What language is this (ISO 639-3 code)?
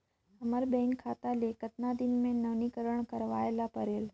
hne